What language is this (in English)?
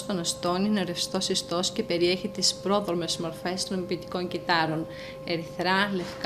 Greek